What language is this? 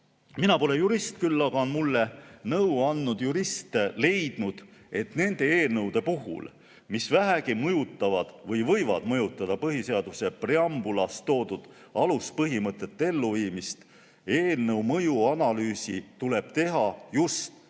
Estonian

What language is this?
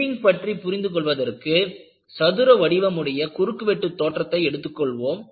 Tamil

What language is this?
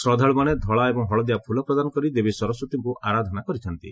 Odia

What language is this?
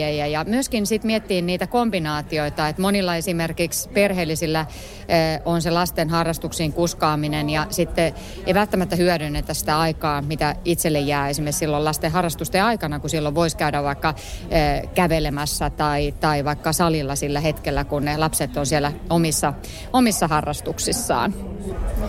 Finnish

